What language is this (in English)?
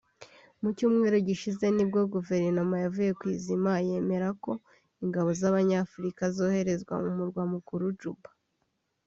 Kinyarwanda